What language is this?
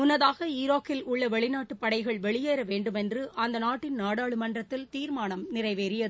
Tamil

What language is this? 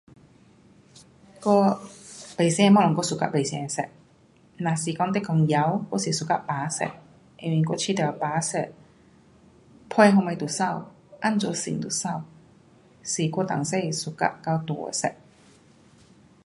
Pu-Xian Chinese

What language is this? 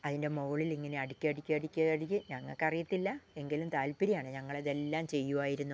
Malayalam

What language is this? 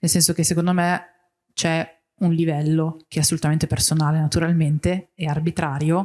Italian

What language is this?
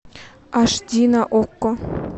Russian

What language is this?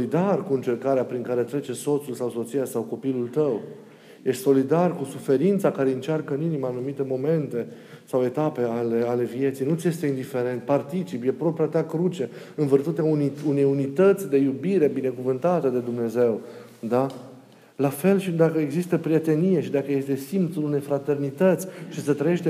Romanian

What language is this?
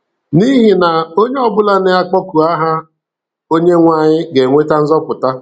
Igbo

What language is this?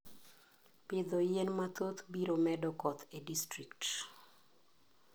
Luo (Kenya and Tanzania)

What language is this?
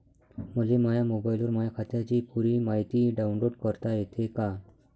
Marathi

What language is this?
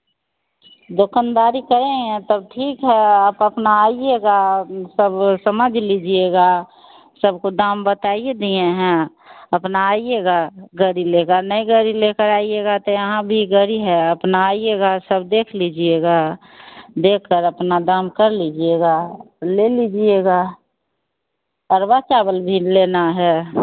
Hindi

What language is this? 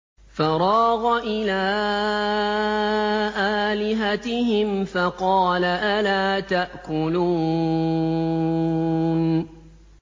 Arabic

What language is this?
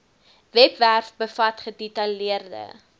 Afrikaans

